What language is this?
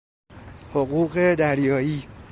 Persian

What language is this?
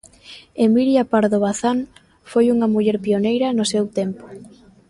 Galician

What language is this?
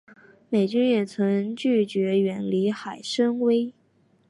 Chinese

